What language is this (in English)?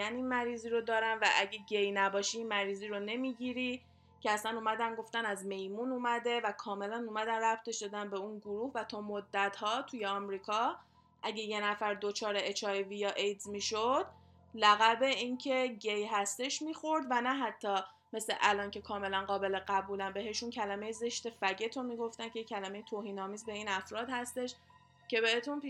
Persian